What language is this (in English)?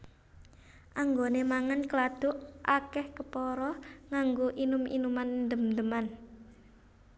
Javanese